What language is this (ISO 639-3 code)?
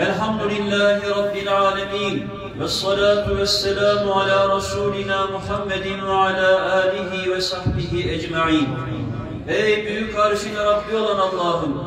tur